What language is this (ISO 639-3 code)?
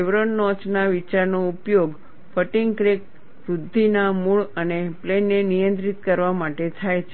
guj